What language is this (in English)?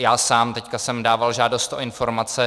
Czech